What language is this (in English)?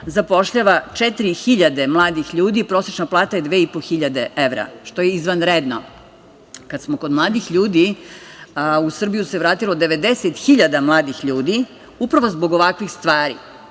Serbian